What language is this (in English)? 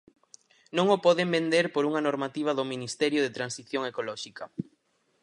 Galician